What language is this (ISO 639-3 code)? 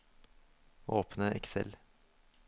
nor